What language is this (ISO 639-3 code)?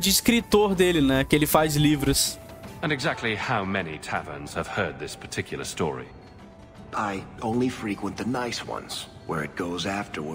por